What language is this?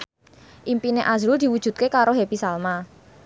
Javanese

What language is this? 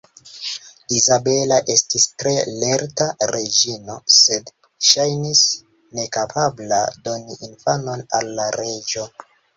Esperanto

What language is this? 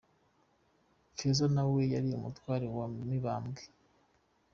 Kinyarwanda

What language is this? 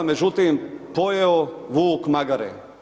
Croatian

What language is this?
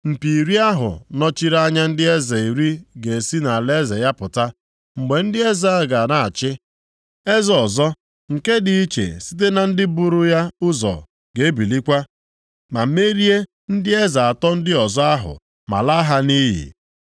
Igbo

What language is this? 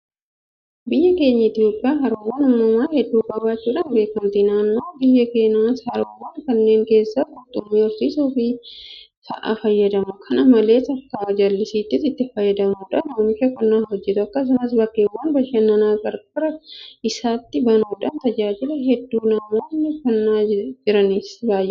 Oromo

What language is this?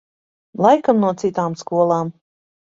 Latvian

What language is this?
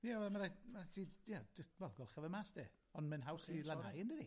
Welsh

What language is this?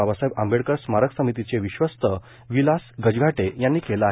Marathi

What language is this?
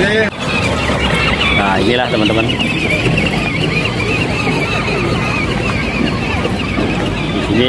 Indonesian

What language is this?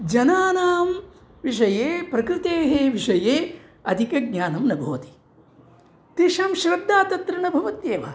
Sanskrit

